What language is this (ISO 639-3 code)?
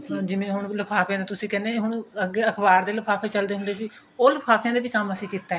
pan